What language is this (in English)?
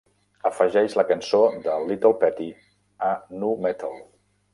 Catalan